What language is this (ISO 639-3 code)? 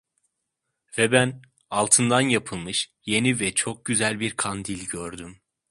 tur